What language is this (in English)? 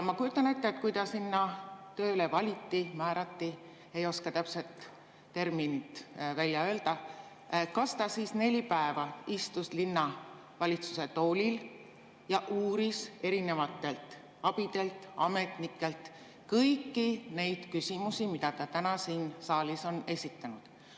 Estonian